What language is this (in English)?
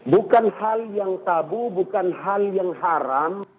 Indonesian